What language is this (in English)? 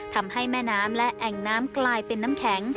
Thai